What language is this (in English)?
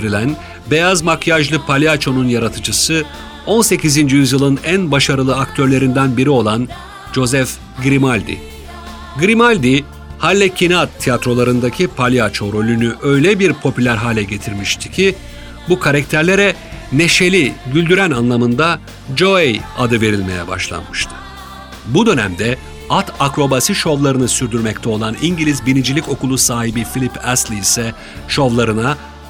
Turkish